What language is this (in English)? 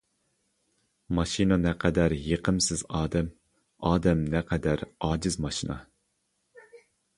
Uyghur